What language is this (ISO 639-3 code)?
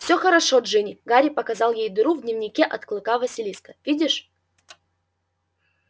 rus